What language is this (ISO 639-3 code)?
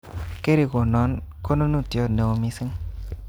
kln